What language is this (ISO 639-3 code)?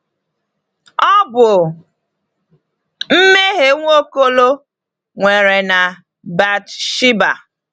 ibo